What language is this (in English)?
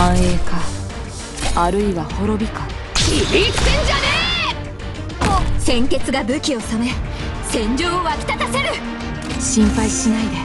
Japanese